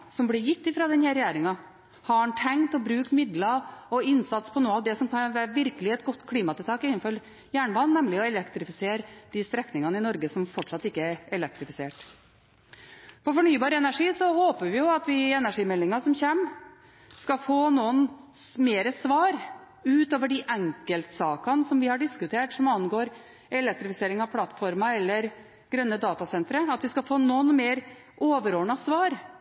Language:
Norwegian Bokmål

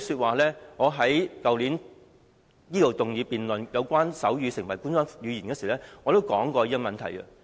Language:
Cantonese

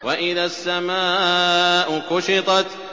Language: Arabic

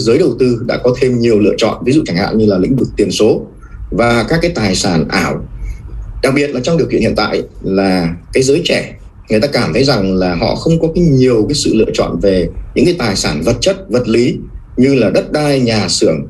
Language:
Vietnamese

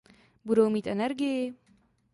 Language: Czech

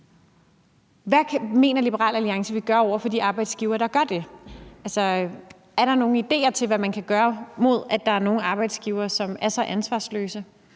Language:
Danish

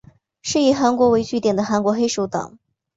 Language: Chinese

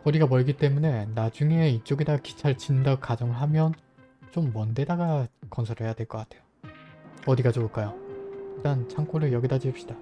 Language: Korean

